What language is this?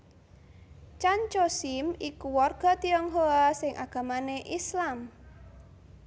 Javanese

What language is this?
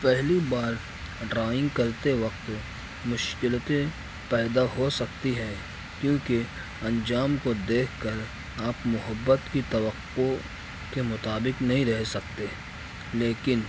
Urdu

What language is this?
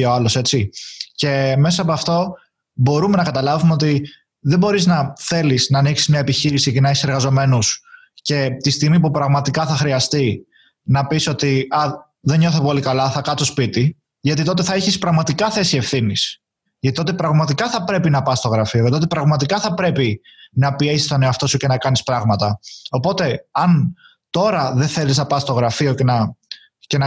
Greek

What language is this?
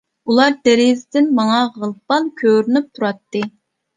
Uyghur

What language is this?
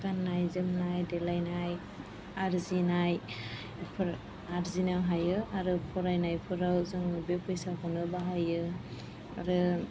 Bodo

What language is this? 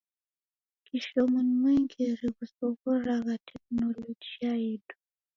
Taita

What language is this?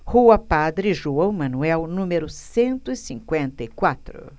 Portuguese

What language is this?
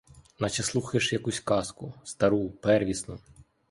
Ukrainian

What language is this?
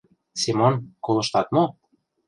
Mari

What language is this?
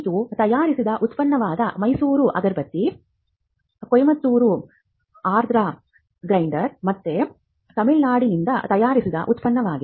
Kannada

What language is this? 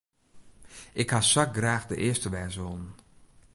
Western Frisian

